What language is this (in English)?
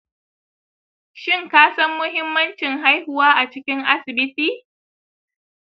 Hausa